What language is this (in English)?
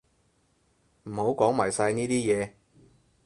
Cantonese